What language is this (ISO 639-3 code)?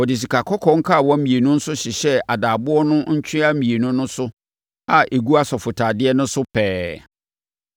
aka